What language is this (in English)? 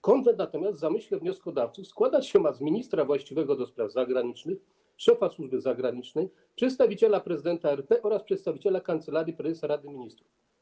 Polish